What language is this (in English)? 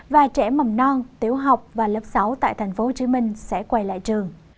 Vietnamese